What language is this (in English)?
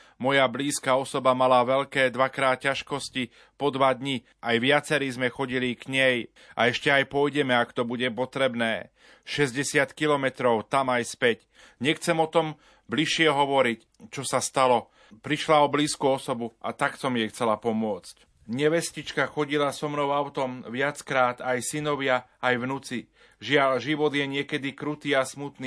Slovak